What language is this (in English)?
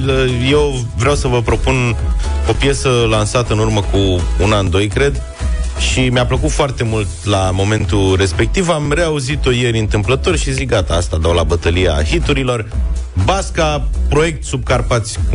Romanian